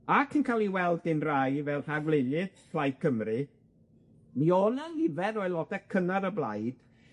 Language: Welsh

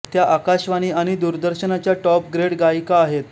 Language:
Marathi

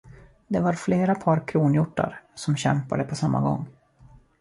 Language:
Swedish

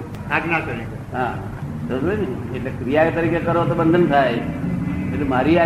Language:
Gujarati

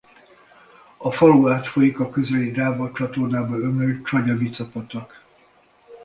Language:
Hungarian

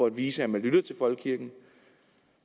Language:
Danish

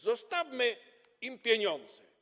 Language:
Polish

